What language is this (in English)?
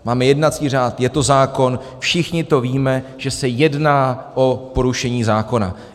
Czech